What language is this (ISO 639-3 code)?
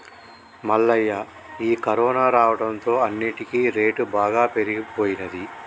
tel